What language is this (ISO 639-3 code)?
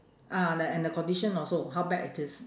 eng